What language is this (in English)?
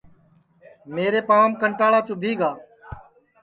Sansi